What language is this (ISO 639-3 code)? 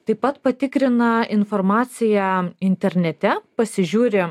lit